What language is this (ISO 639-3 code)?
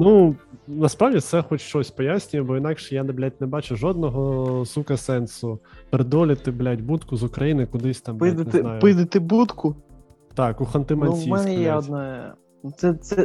ukr